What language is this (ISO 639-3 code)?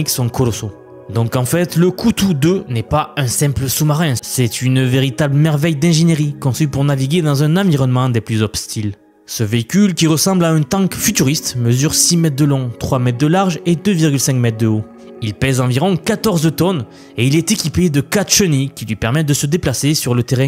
fra